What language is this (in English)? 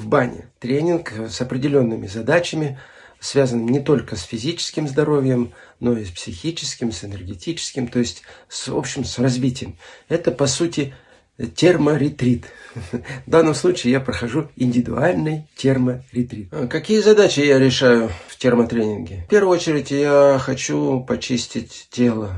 Russian